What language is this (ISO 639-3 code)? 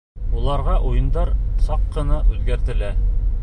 bak